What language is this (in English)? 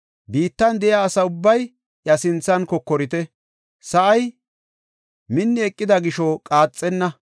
Gofa